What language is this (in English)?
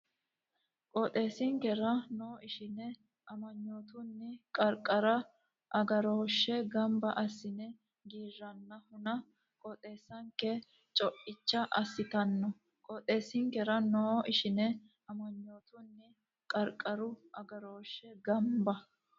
Sidamo